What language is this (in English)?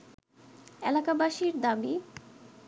Bangla